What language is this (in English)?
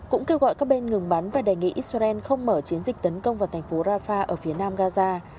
Vietnamese